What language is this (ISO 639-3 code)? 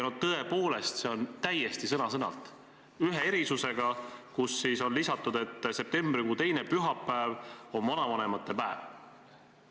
est